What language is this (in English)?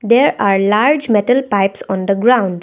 English